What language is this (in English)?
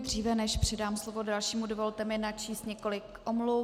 Czech